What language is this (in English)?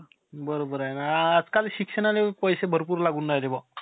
Marathi